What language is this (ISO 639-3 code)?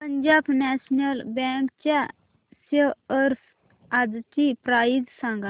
mar